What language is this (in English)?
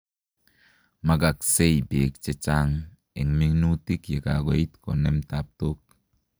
Kalenjin